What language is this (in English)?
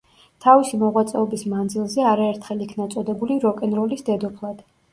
Georgian